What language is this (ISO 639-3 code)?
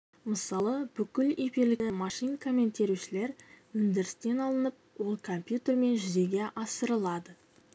kaz